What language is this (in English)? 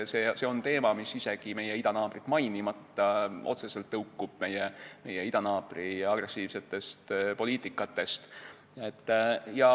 Estonian